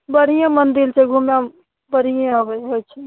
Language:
Maithili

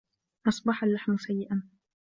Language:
Arabic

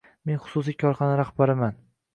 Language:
Uzbek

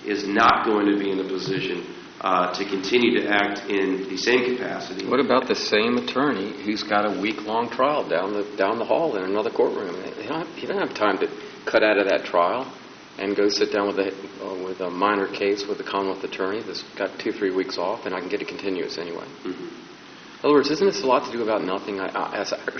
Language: English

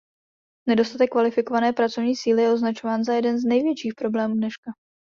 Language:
Czech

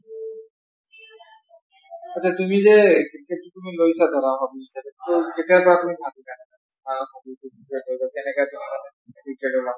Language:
Assamese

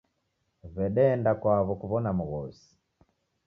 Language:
Taita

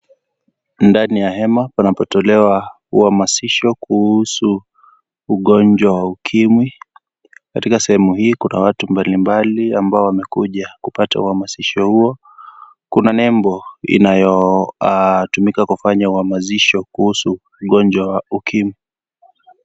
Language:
Swahili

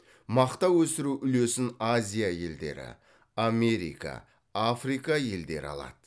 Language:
Kazakh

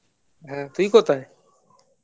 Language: Bangla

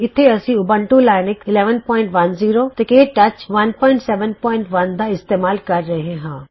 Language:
Punjabi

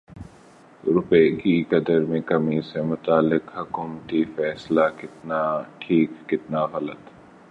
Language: Urdu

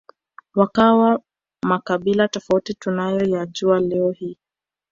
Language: Swahili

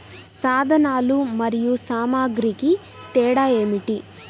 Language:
Telugu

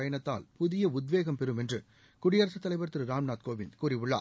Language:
Tamil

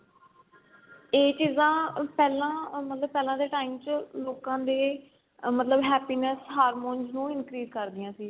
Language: Punjabi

